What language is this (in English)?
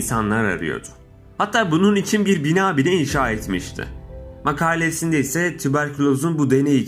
Turkish